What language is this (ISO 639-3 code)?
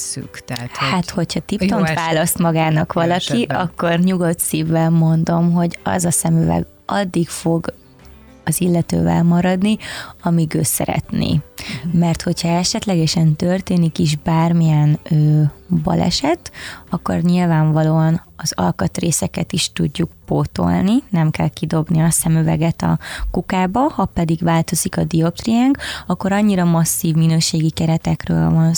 hun